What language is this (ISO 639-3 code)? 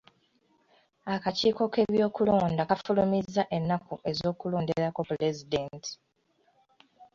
lug